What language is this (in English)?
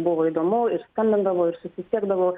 Lithuanian